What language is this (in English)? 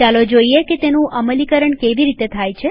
Gujarati